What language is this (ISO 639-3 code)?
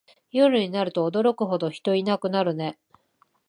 jpn